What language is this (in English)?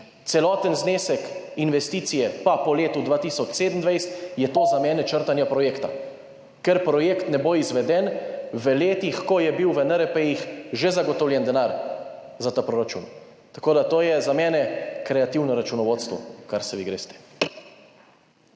Slovenian